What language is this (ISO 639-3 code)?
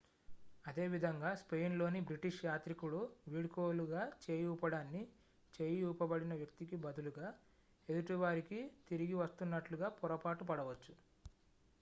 tel